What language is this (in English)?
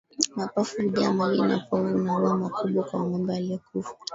Swahili